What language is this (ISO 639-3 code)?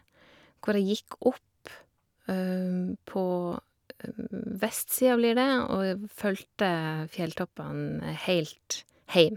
nor